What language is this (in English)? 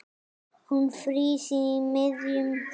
Icelandic